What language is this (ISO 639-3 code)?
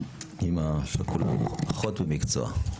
heb